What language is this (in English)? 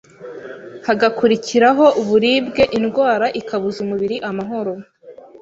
Kinyarwanda